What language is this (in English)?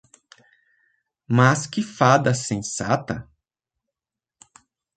Portuguese